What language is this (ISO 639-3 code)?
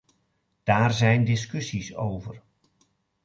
nld